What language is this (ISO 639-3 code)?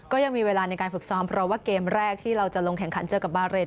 tha